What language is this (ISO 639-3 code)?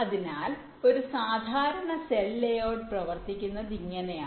mal